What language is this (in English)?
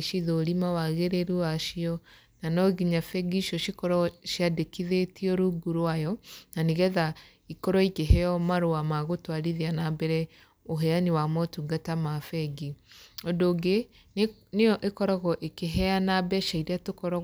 Kikuyu